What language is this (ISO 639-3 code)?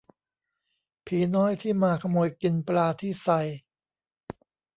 tha